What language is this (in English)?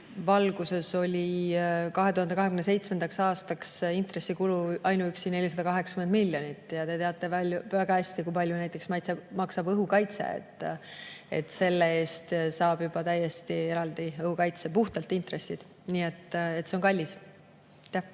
Estonian